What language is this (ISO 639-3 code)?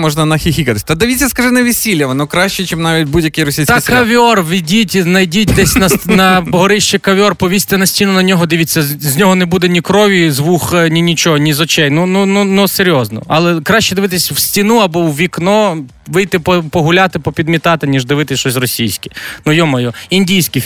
ukr